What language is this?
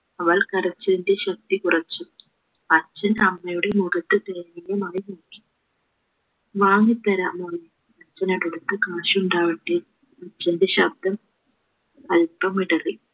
Malayalam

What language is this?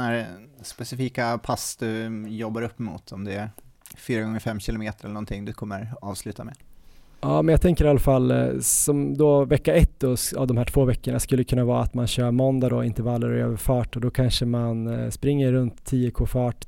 Swedish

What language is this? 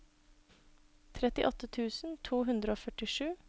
Norwegian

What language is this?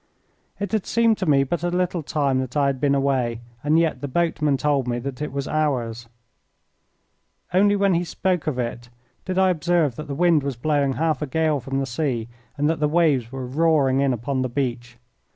English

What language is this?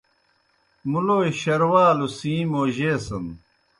Kohistani Shina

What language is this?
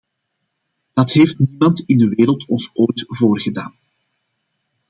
Dutch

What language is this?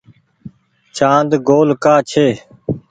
Goaria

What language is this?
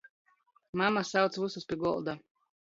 Latgalian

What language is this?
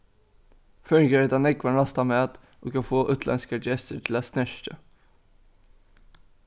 Faroese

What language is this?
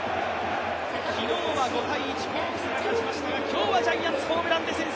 Japanese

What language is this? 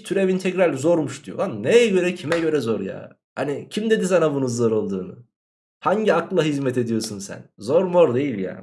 Turkish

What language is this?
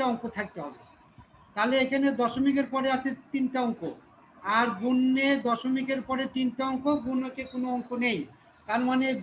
Turkish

